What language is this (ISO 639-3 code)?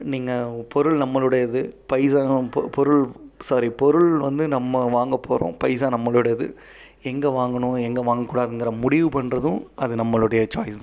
tam